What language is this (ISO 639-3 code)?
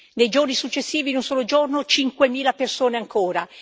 ita